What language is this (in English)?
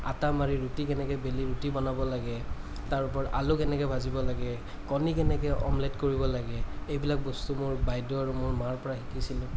Assamese